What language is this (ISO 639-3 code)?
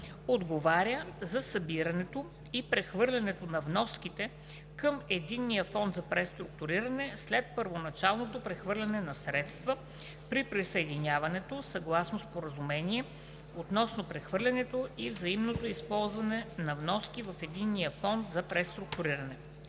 bul